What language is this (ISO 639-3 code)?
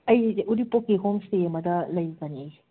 mni